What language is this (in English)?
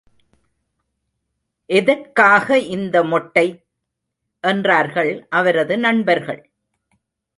Tamil